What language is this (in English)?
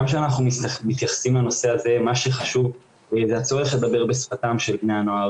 Hebrew